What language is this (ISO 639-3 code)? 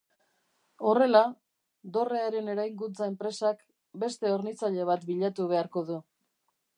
eus